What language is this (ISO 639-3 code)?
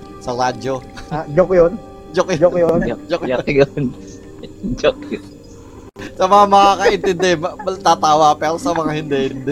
fil